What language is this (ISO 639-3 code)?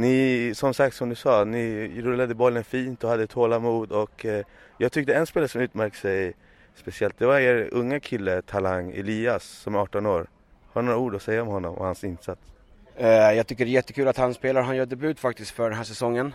swe